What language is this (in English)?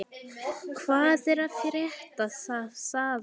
Icelandic